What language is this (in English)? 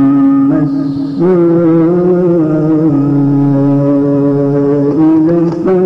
Arabic